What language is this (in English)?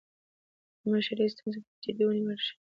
Pashto